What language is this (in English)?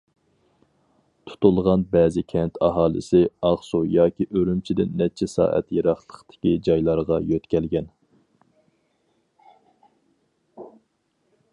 Uyghur